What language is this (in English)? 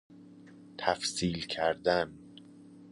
Persian